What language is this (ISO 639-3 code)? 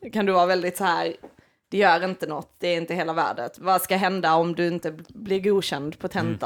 swe